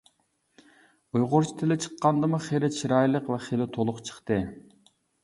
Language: Uyghur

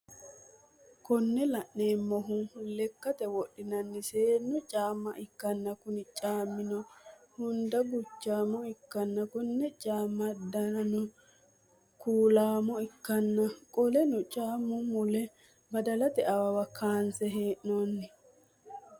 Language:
Sidamo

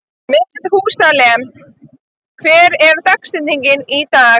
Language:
Icelandic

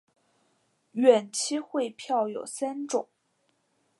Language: Chinese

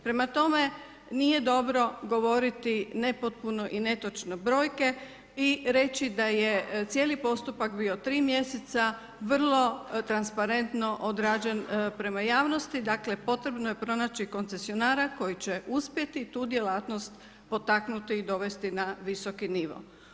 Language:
Croatian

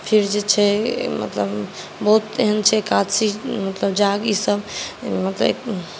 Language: Maithili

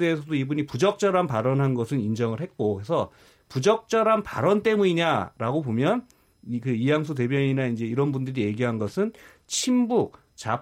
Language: Korean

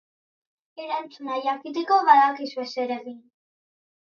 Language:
Basque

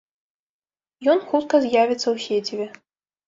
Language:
Belarusian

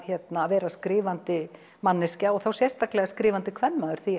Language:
Icelandic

